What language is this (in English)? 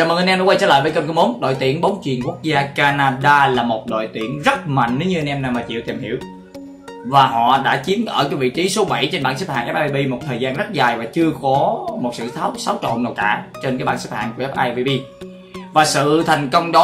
Vietnamese